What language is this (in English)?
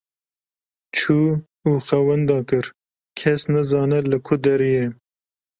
Kurdish